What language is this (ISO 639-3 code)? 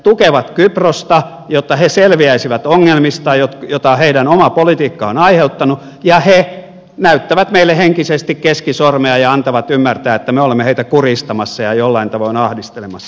fin